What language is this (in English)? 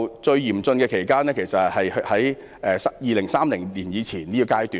Cantonese